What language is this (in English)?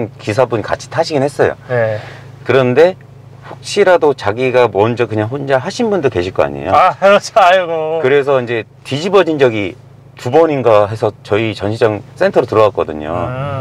Korean